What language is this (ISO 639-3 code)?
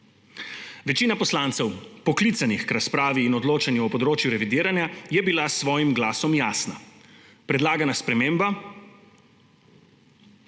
slv